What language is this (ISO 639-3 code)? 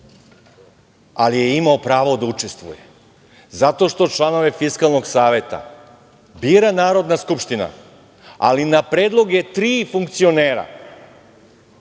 srp